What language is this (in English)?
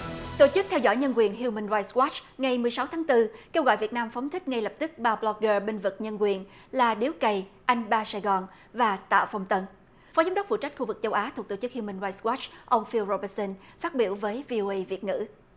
Vietnamese